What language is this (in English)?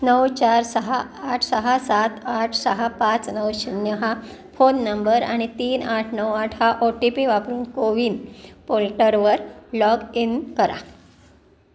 Marathi